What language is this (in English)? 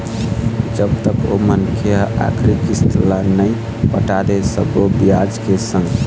Chhattisgarhi